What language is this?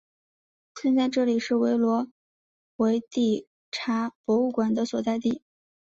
Chinese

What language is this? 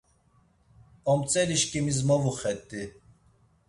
Laz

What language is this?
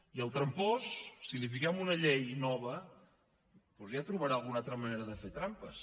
Catalan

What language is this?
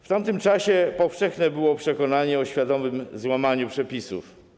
Polish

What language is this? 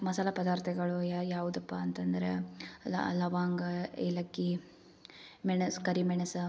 Kannada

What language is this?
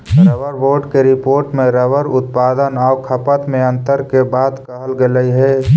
Magahi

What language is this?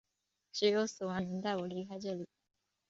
Chinese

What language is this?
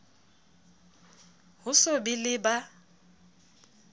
Southern Sotho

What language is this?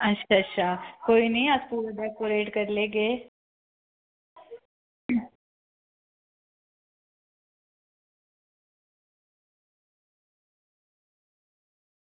Dogri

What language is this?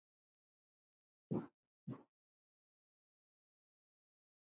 Icelandic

